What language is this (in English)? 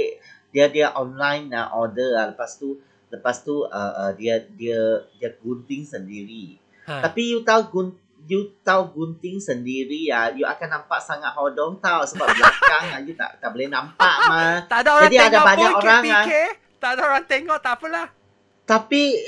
Malay